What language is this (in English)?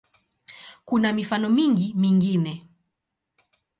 Swahili